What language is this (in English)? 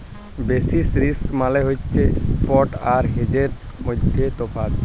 Bangla